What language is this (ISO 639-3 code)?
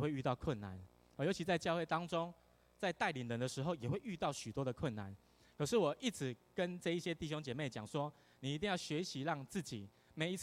zho